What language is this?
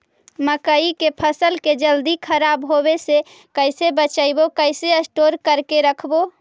Magahi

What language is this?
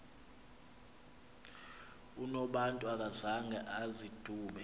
Xhosa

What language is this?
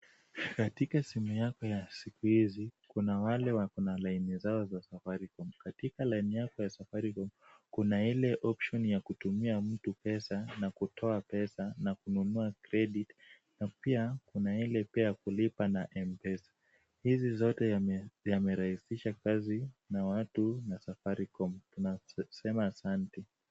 Swahili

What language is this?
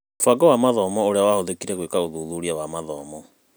Kikuyu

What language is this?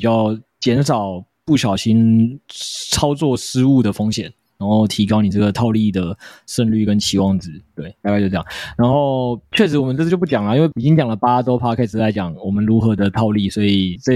Chinese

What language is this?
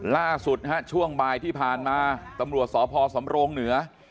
Thai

